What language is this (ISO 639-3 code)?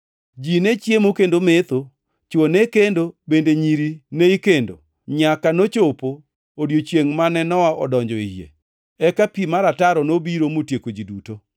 luo